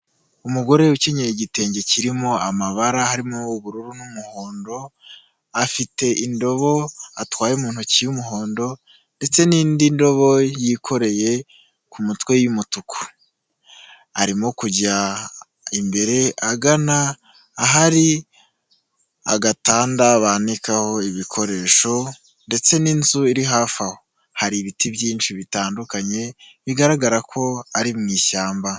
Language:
Kinyarwanda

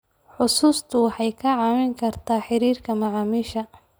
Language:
Somali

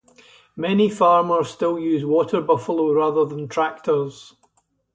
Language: English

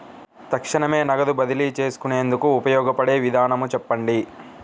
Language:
Telugu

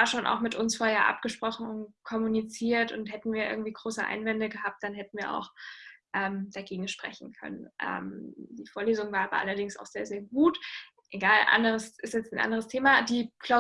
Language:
German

